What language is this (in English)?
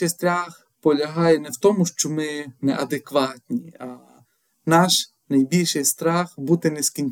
Ukrainian